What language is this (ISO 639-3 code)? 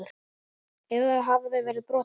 isl